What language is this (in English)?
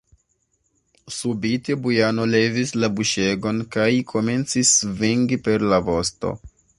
Esperanto